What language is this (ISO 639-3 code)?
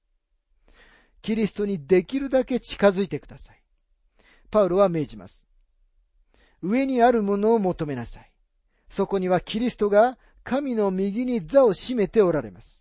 jpn